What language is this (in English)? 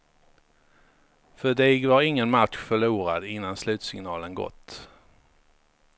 Swedish